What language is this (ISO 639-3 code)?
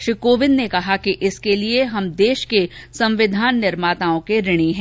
hin